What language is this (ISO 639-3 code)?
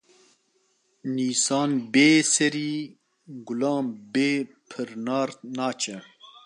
kur